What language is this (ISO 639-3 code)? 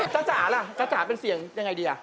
tha